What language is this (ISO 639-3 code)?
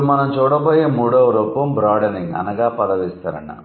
tel